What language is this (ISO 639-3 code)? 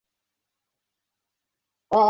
zho